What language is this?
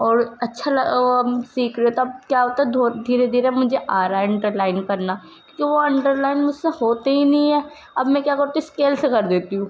Urdu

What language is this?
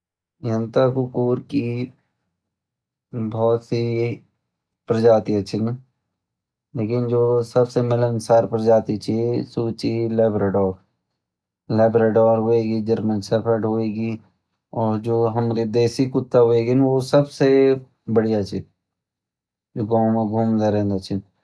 Garhwali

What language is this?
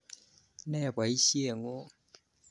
Kalenjin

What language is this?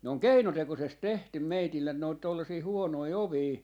Finnish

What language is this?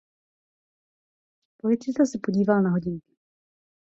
Czech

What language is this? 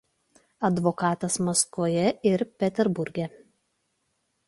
Lithuanian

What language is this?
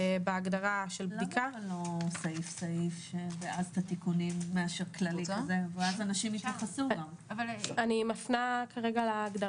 Hebrew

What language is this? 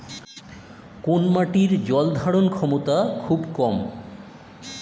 Bangla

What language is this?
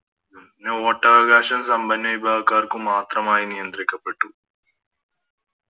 Malayalam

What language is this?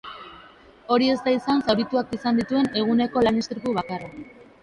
Basque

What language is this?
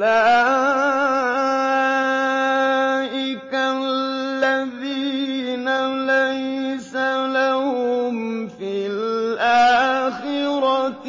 Arabic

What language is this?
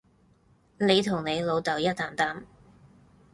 Cantonese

